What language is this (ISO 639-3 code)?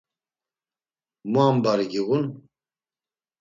lzz